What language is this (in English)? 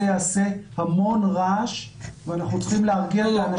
Hebrew